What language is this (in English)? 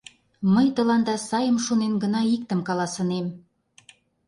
Mari